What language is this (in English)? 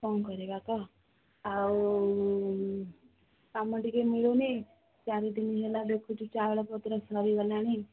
Odia